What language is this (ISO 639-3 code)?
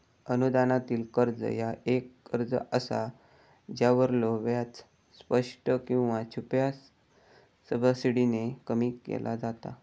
mar